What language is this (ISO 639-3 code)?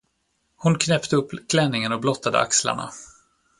swe